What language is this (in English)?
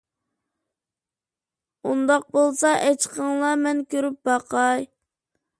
Uyghur